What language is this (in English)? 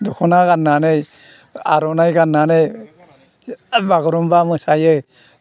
Bodo